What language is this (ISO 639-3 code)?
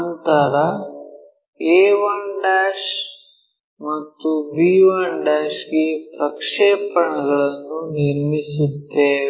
kan